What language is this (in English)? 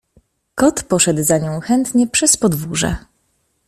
Polish